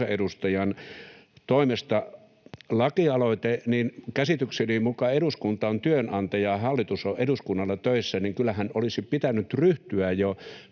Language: Finnish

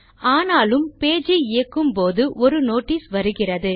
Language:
Tamil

